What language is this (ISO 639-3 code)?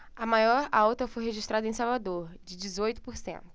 por